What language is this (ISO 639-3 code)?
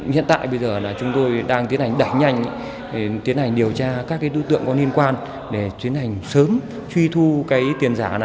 vie